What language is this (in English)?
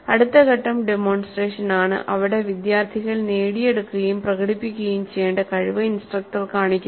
Malayalam